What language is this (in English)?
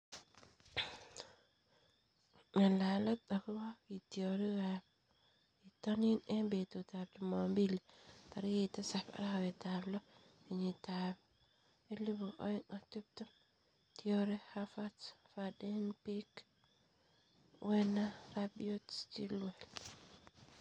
Kalenjin